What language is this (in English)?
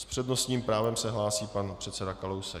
Czech